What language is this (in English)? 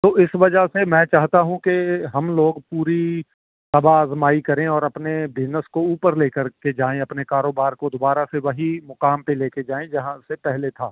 Urdu